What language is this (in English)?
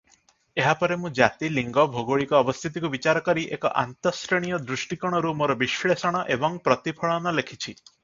Odia